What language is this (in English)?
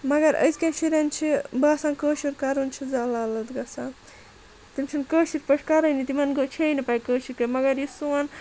Kashmiri